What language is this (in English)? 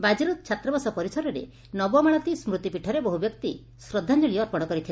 Odia